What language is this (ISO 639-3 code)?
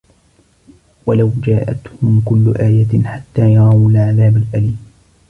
ara